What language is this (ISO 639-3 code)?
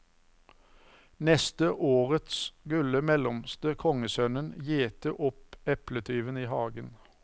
nor